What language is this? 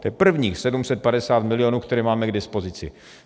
Czech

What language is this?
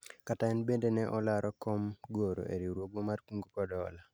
Luo (Kenya and Tanzania)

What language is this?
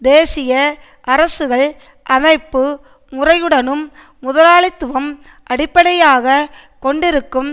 Tamil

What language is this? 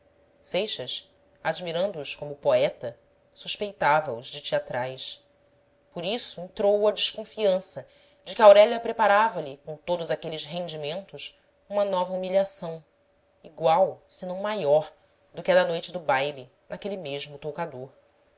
Portuguese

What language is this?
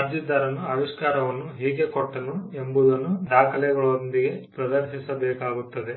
Kannada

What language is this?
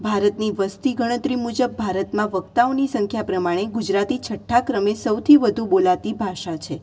Gujarati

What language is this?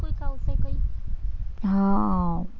Gujarati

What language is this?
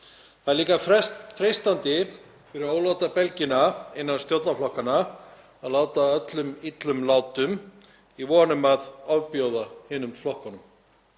Icelandic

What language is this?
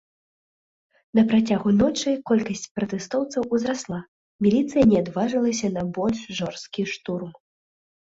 Belarusian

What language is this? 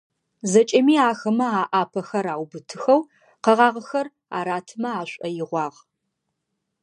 Adyghe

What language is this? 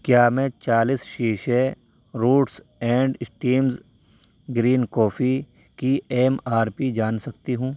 Urdu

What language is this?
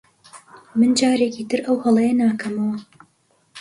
Central Kurdish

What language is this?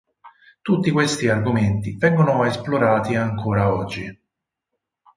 Italian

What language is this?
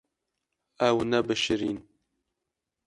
Kurdish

